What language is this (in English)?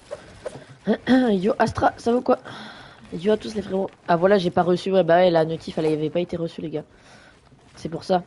French